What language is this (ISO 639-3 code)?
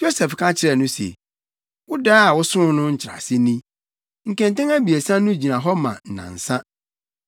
aka